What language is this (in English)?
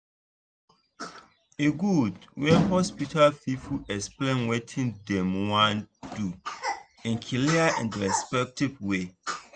Nigerian Pidgin